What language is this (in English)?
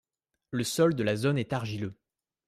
French